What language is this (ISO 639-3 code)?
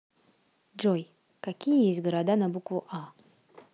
rus